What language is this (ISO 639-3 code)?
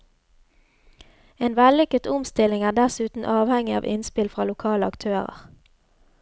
nor